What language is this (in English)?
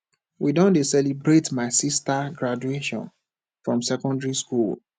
Nigerian Pidgin